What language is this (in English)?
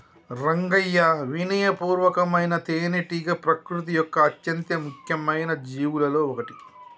Telugu